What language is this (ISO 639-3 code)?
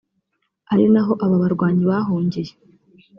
kin